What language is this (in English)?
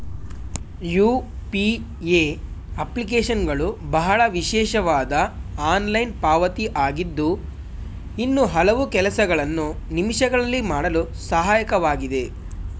Kannada